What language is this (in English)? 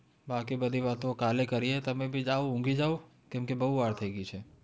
Gujarati